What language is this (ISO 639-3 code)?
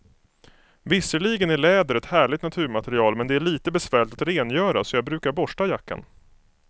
swe